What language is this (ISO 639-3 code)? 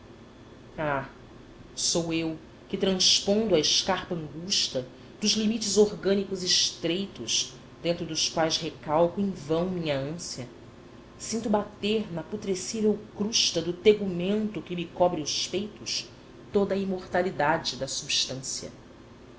por